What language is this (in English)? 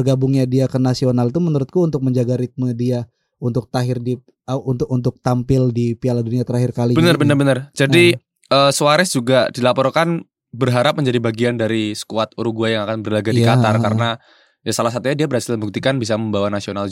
Indonesian